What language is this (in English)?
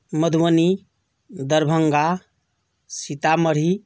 Maithili